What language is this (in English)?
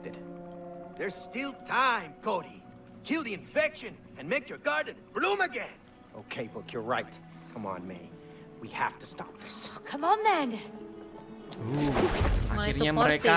Indonesian